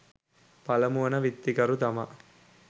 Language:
Sinhala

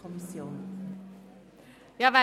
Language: Swiss German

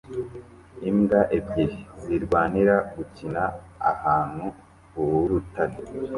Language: Kinyarwanda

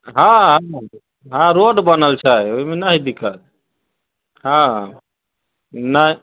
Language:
Maithili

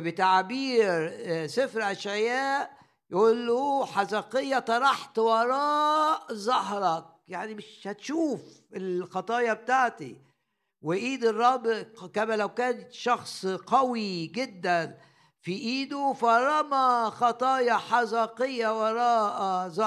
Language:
Arabic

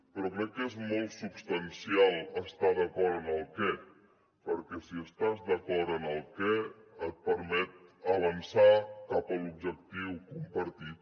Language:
Catalan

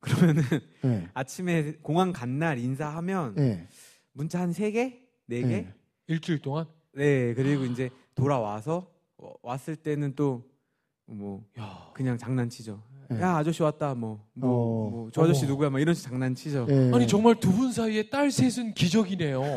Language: Korean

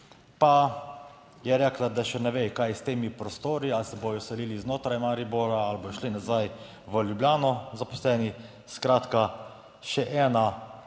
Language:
Slovenian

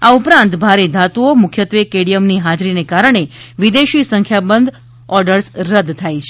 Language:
Gujarati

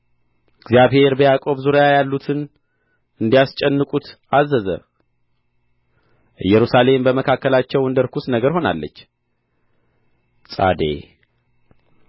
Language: Amharic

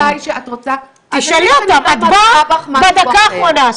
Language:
Hebrew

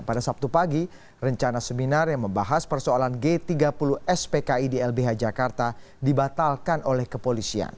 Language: Indonesian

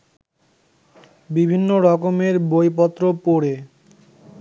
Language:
Bangla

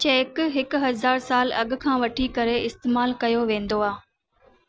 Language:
Sindhi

